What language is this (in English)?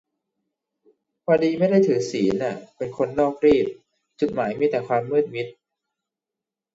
Thai